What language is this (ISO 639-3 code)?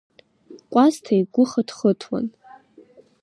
abk